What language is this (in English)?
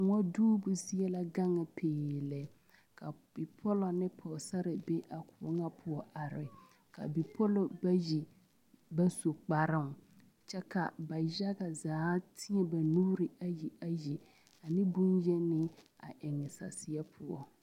Southern Dagaare